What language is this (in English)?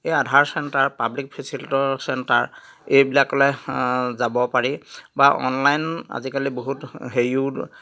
Assamese